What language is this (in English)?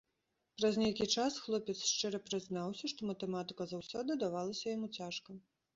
Belarusian